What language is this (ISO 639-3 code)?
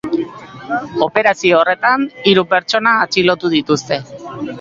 eus